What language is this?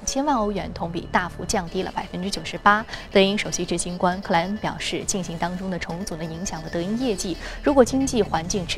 Chinese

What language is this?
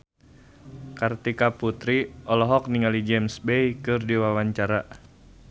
Sundanese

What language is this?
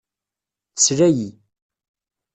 Kabyle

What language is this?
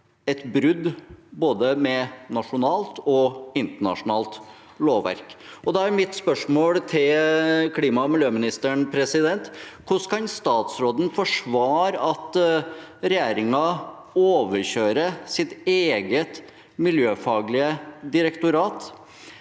Norwegian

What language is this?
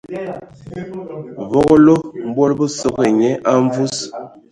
Ewondo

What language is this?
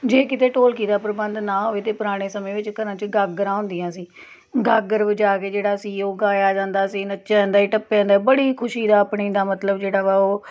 Punjabi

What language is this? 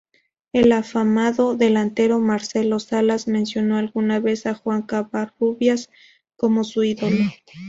Spanish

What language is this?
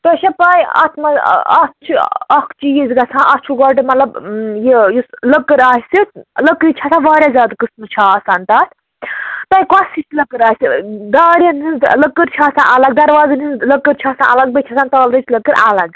Kashmiri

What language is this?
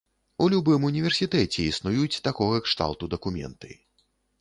Belarusian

